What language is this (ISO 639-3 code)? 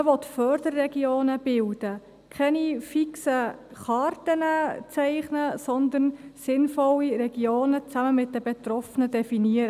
gsw